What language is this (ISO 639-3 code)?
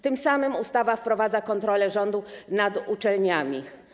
pol